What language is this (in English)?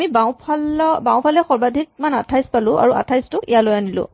Assamese